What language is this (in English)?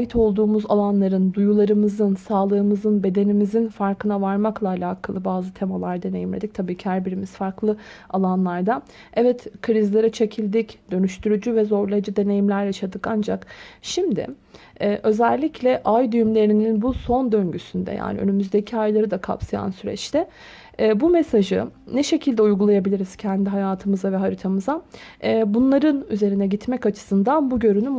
Turkish